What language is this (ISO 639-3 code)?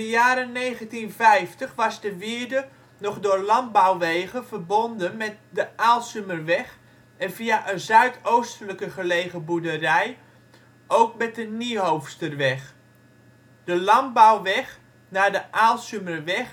nld